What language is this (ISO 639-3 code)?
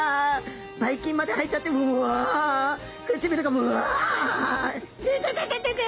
jpn